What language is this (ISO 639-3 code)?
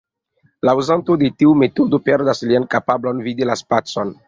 epo